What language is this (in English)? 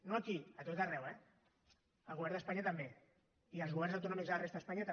Catalan